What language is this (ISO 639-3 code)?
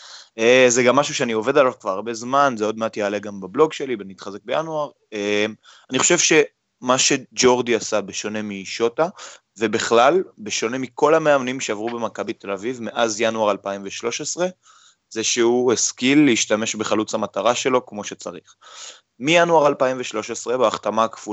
heb